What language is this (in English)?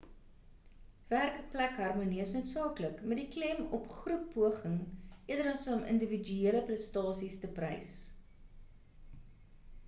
Afrikaans